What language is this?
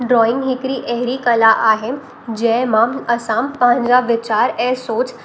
Sindhi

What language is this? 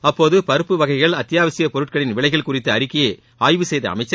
Tamil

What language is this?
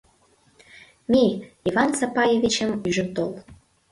Mari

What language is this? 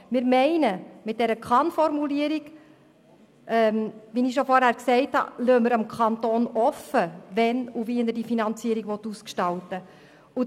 Swiss German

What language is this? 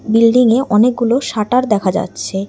Bangla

